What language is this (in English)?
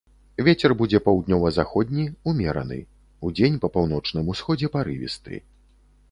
Belarusian